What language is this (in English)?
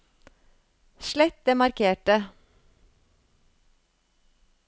Norwegian